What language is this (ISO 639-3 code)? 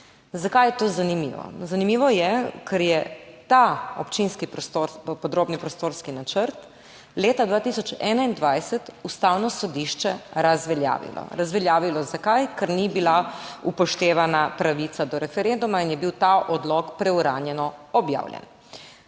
slv